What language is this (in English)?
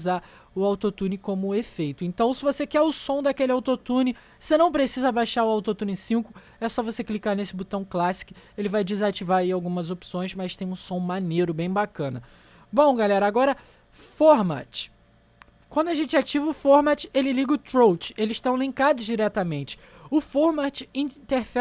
Portuguese